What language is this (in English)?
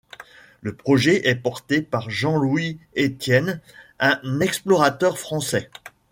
French